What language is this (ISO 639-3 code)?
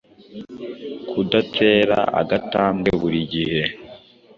kin